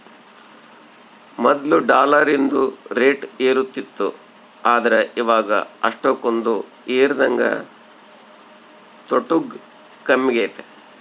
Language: Kannada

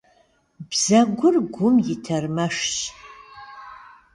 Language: Kabardian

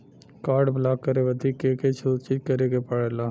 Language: Bhojpuri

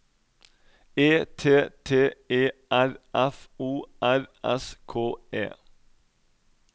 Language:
Norwegian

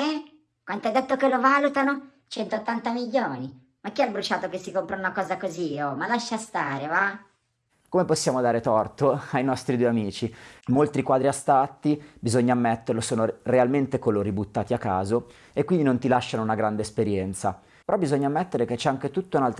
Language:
Italian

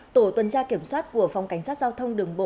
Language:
Vietnamese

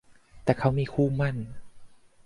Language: Thai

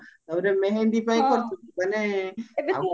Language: Odia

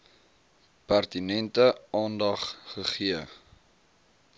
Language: Afrikaans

